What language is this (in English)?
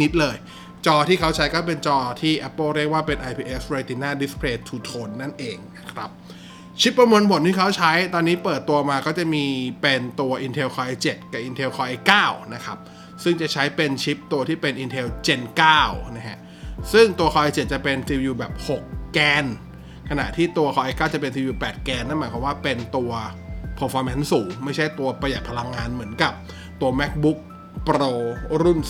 Thai